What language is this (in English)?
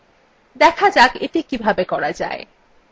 Bangla